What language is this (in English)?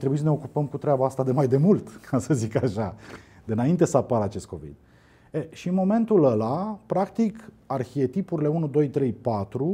Romanian